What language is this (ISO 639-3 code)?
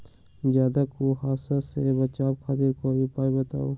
mag